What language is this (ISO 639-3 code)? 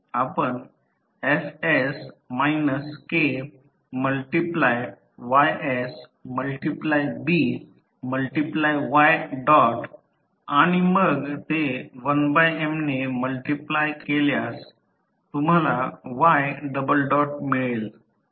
mar